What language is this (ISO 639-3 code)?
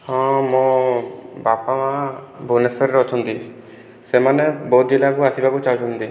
ori